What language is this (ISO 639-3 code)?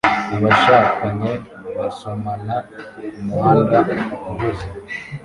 kin